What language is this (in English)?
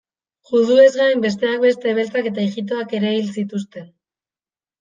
Basque